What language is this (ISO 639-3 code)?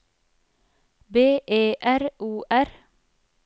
nor